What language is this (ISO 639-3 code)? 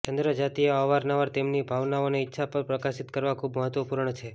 guj